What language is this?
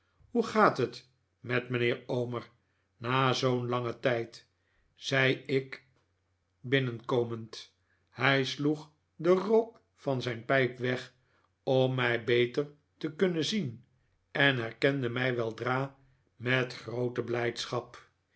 Dutch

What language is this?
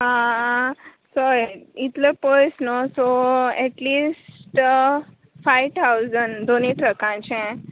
Konkani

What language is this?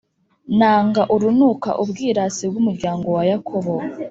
Kinyarwanda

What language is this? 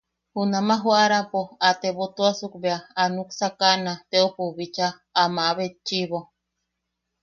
Yaqui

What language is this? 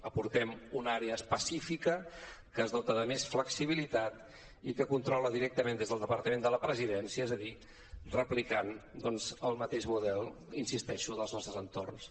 Catalan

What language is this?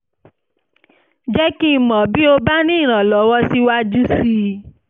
Yoruba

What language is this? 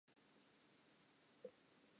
Southern Sotho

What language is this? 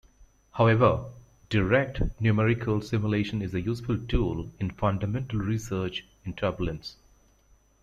English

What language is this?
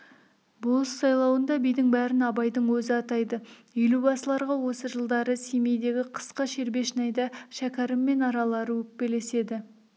Kazakh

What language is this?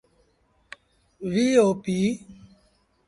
Sindhi Bhil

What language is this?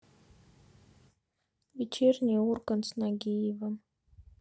Russian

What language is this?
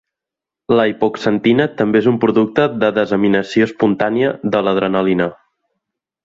Catalan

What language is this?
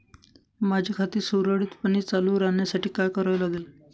Marathi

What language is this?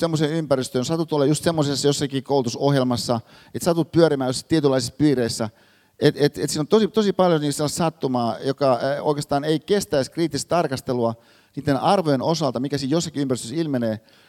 Finnish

